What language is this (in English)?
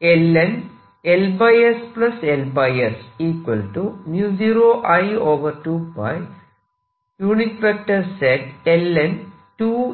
Malayalam